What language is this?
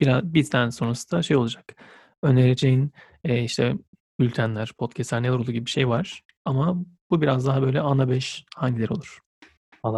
Turkish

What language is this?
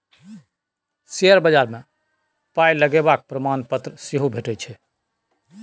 Maithili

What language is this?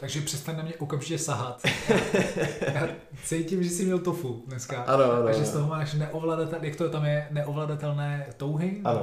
Czech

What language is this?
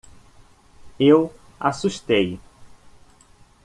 Portuguese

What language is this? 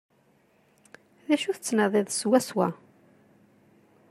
Kabyle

